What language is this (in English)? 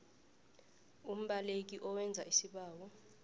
South Ndebele